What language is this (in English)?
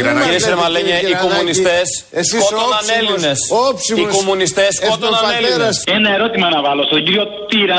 Greek